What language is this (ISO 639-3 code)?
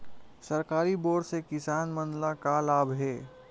hne